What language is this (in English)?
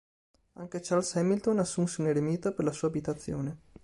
Italian